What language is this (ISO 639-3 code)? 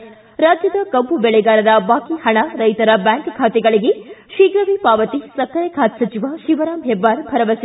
kan